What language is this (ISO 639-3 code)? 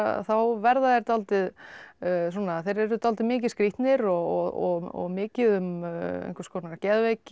isl